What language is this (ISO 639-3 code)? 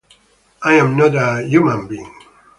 ita